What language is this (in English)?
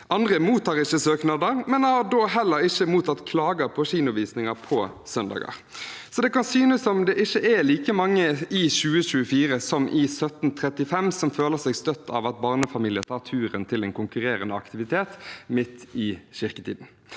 Norwegian